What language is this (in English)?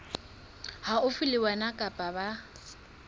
Southern Sotho